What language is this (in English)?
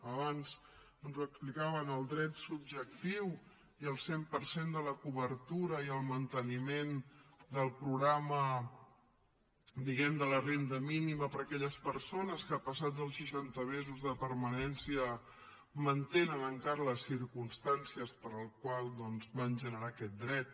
Catalan